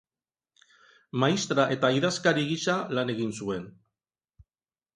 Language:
Basque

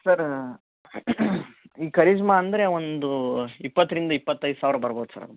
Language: Kannada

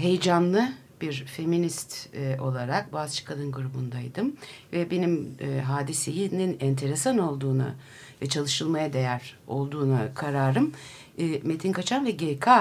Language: Turkish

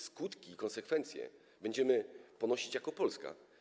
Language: Polish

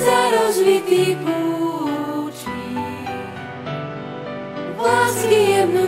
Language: Slovak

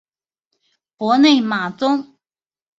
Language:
Chinese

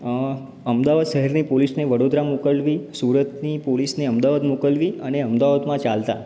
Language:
Gujarati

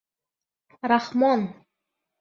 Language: Bashkir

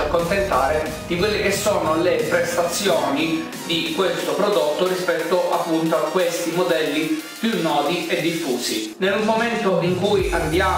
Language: Italian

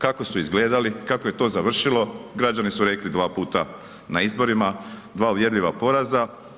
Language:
Croatian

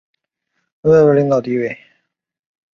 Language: Chinese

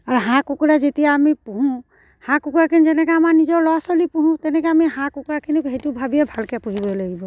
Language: Assamese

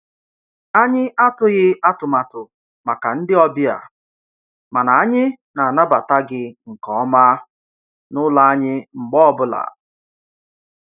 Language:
Igbo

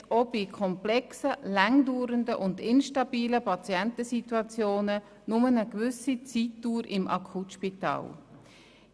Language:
Swiss German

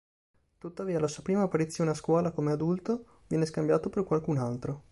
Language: Italian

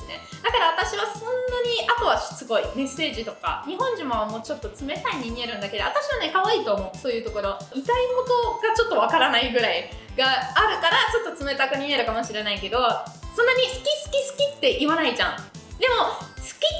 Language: Japanese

